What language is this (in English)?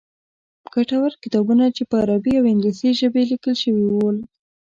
Pashto